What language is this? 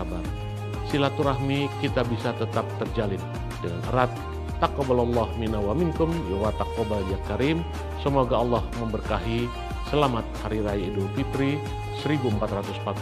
Indonesian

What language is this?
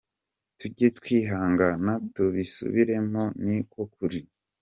Kinyarwanda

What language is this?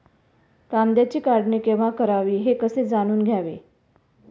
Marathi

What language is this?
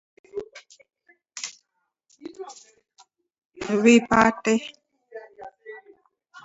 Taita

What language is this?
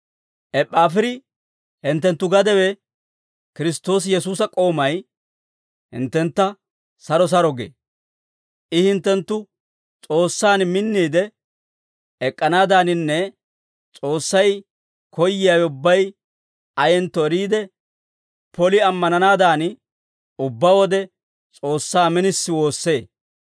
Dawro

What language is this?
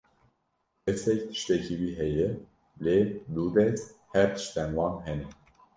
Kurdish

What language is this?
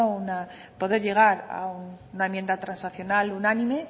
Spanish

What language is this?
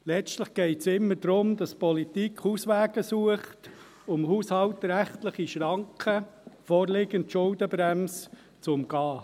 Swiss German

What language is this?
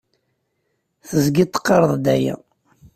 Kabyle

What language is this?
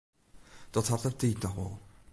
Western Frisian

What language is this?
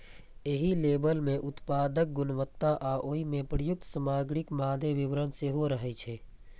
Maithili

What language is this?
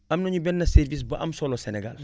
Wolof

